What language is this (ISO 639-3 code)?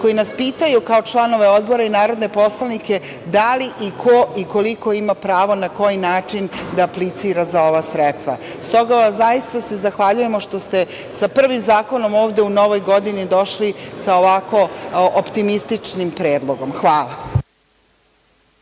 srp